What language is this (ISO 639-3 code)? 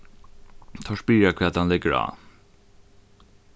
fao